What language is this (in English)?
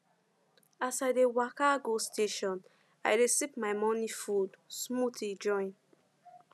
Nigerian Pidgin